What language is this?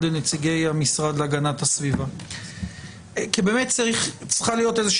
Hebrew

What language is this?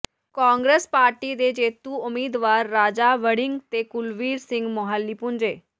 Punjabi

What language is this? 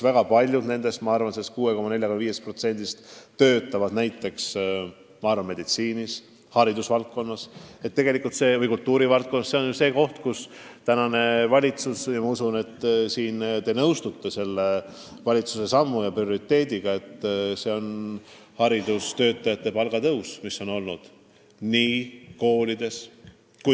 Estonian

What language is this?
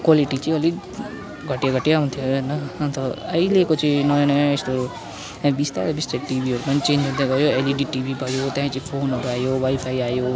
Nepali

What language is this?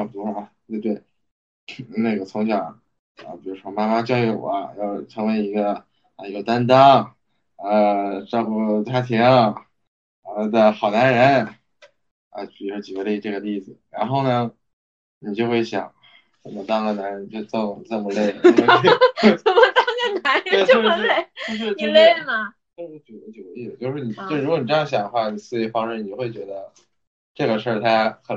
Chinese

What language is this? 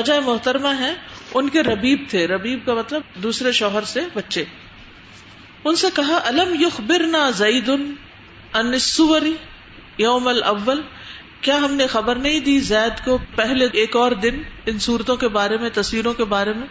Urdu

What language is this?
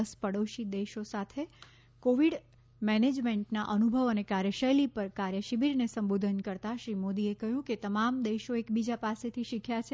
Gujarati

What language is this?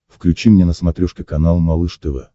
Russian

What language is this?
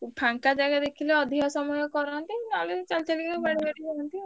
Odia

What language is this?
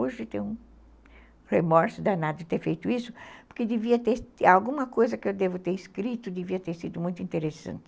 Portuguese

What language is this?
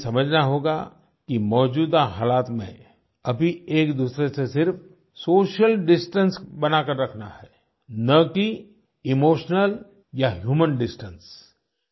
Hindi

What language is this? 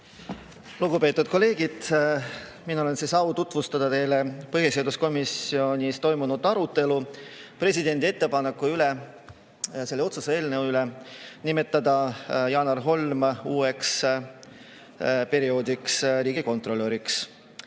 Estonian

